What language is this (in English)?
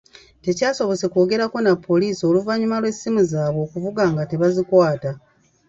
Ganda